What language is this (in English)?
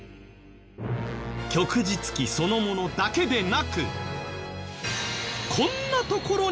Japanese